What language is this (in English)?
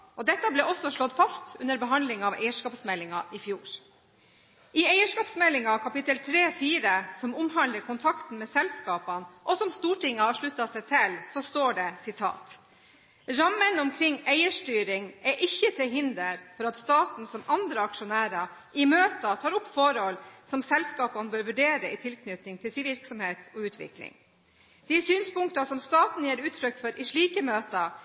Norwegian Bokmål